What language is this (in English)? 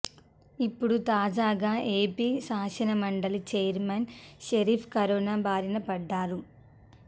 Telugu